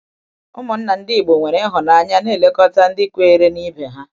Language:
Igbo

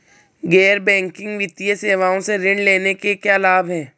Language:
Hindi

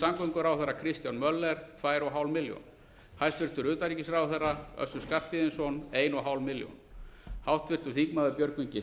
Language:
Icelandic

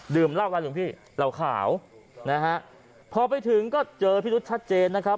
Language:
Thai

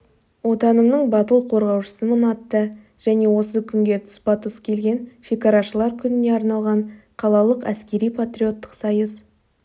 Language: Kazakh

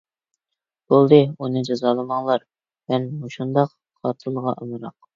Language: Uyghur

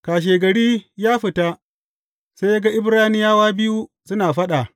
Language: Hausa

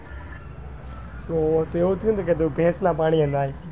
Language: Gujarati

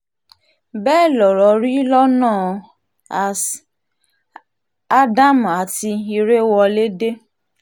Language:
Yoruba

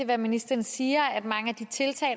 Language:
Danish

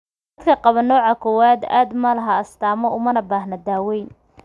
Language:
Somali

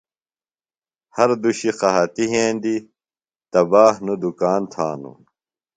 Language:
Phalura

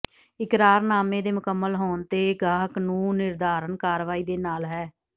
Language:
Punjabi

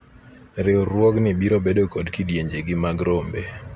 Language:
Luo (Kenya and Tanzania)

